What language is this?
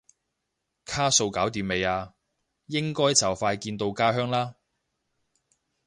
Cantonese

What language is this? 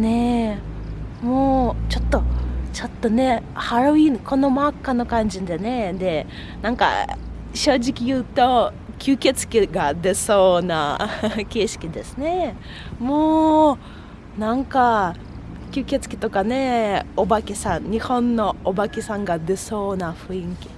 Japanese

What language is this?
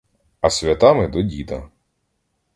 Ukrainian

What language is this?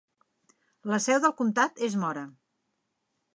Catalan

